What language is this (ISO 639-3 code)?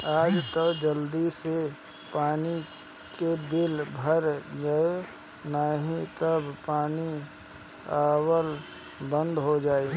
bho